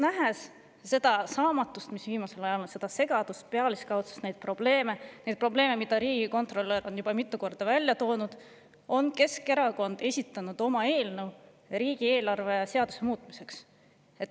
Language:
Estonian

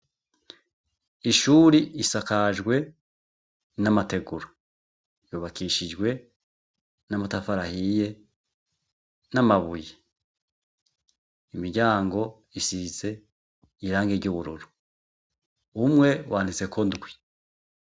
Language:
Rundi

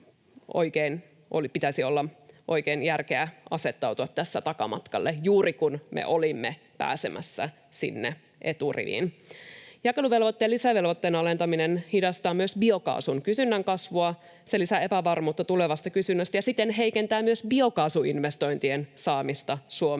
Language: Finnish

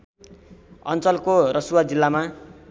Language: Nepali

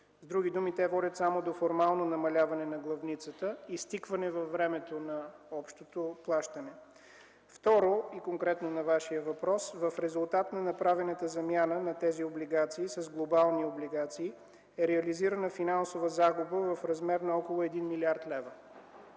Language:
Bulgarian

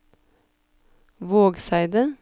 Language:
Norwegian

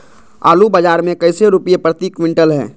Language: Magahi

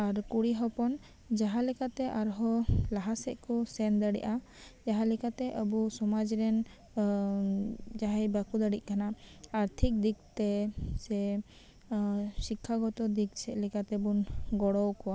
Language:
Santali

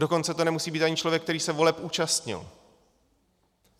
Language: Czech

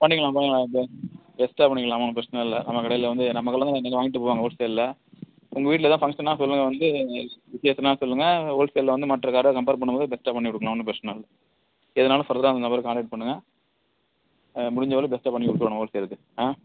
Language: Tamil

